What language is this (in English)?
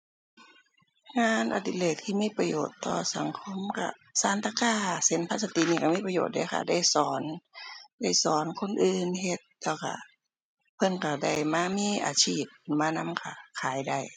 Thai